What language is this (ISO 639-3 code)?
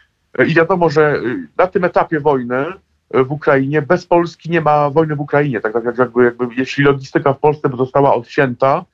pol